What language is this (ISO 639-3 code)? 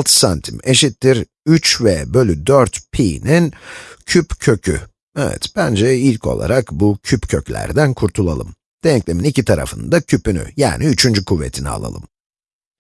tur